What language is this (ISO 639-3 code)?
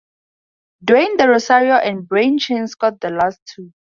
eng